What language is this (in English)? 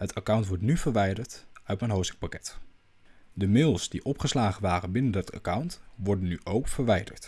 Dutch